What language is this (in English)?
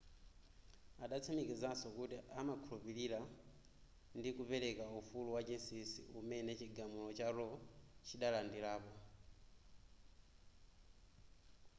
Nyanja